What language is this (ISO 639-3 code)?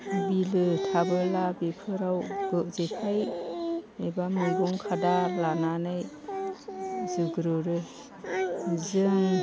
brx